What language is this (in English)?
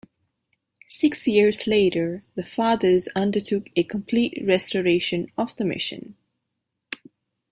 English